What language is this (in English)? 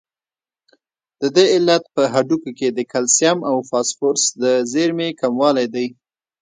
Pashto